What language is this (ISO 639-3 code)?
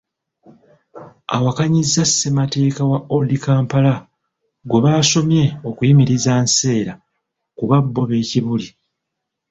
lug